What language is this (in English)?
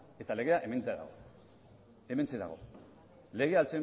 Basque